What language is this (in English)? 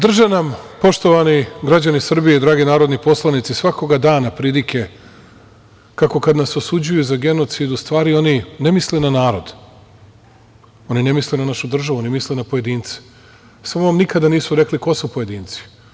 Serbian